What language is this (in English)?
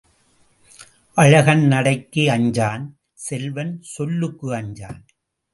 Tamil